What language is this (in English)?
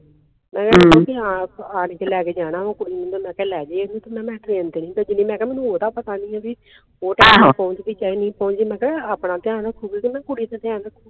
Punjabi